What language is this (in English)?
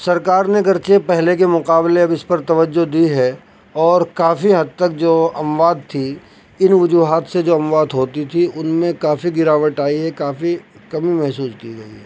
Urdu